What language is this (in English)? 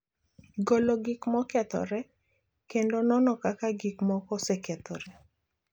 Luo (Kenya and Tanzania)